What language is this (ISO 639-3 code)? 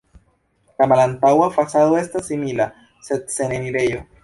epo